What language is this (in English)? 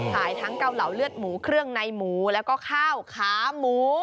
Thai